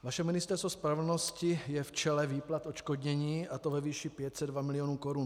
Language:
Czech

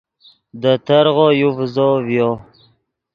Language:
Yidgha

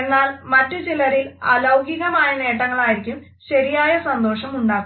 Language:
Malayalam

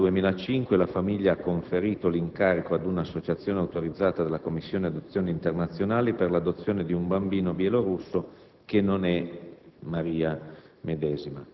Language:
Italian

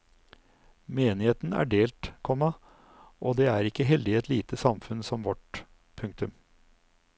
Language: Norwegian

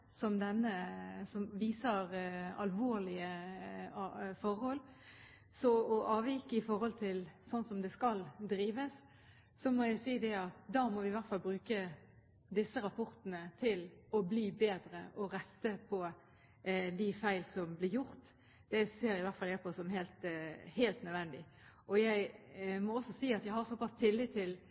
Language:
Norwegian Bokmål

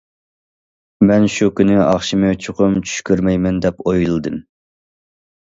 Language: Uyghur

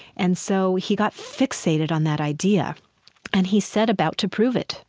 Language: English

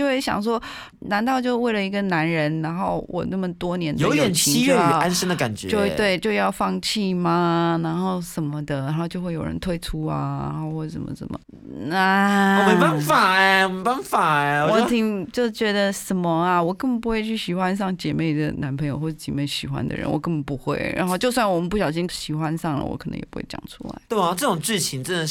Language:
Chinese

